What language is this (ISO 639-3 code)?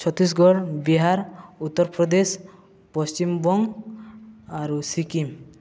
ori